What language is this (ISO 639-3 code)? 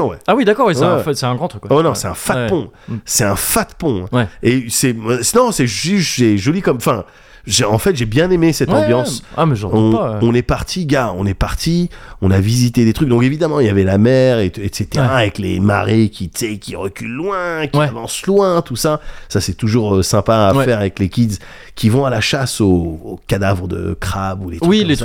fra